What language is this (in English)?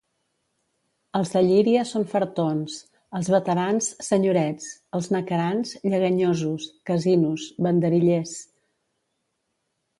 Catalan